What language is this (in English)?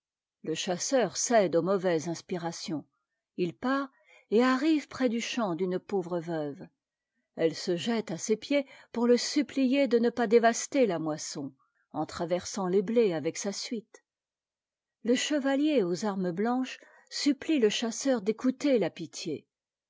French